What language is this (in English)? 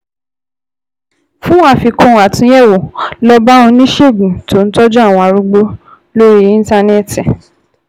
Yoruba